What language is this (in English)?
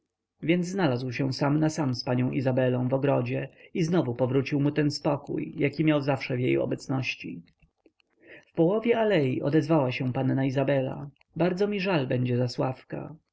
Polish